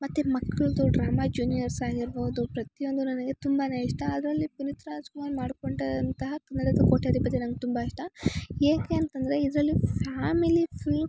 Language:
Kannada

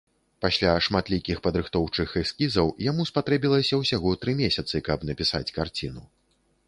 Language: Belarusian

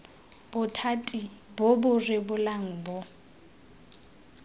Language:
Tswana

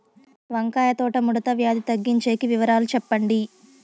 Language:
Telugu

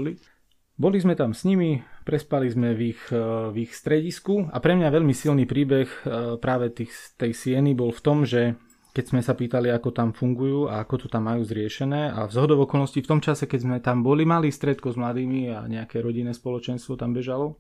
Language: Slovak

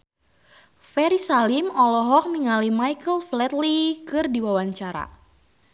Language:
Sundanese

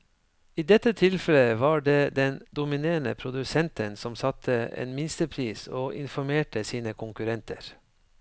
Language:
Norwegian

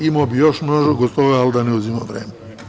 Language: Serbian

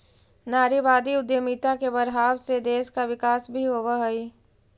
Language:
Magahi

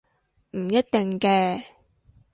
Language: Cantonese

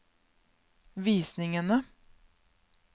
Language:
Norwegian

